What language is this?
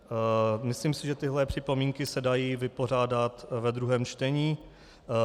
Czech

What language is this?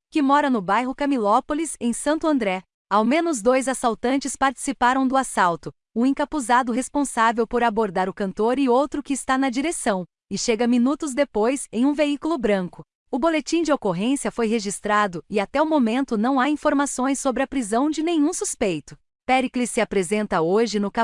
Portuguese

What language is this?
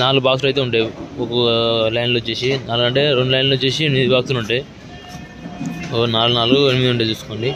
Telugu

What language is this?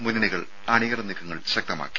Malayalam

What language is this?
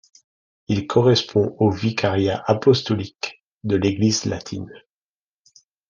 French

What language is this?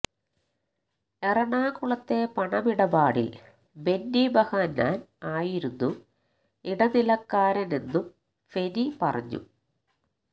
Malayalam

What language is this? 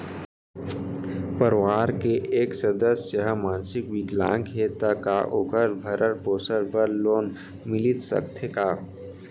Chhattisgarhi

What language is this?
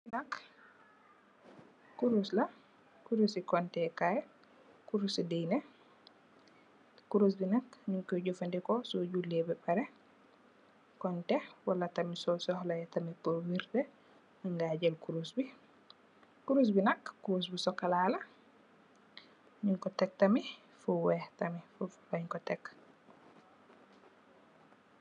Wolof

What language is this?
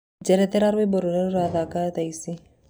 Kikuyu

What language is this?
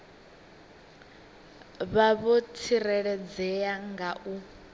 Venda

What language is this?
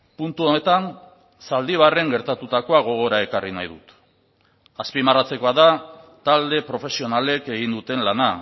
Basque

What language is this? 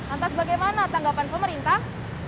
Indonesian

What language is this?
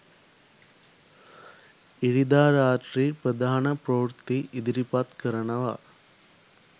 Sinhala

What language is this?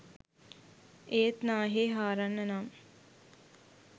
Sinhala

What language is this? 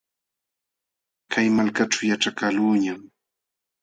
Jauja Wanca Quechua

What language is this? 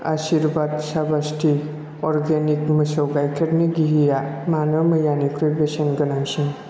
Bodo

